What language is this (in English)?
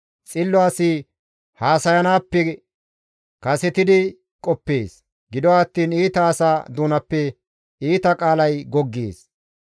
Gamo